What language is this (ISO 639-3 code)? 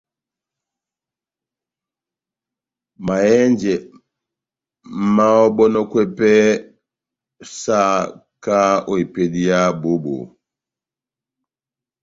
bnm